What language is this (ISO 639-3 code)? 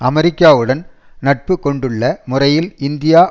tam